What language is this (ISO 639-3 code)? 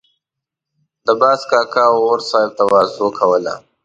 pus